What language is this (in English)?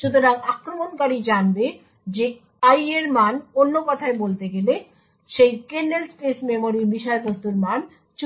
Bangla